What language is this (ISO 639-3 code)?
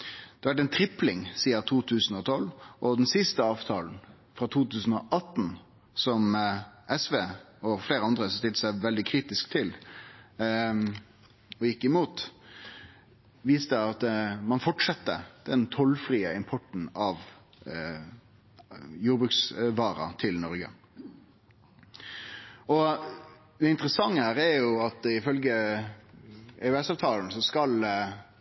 nno